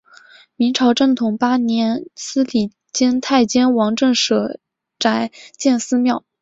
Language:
Chinese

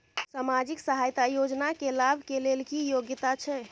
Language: Maithili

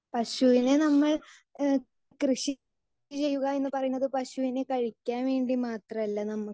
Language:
Malayalam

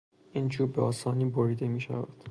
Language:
Persian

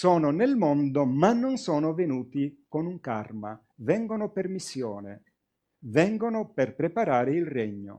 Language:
Italian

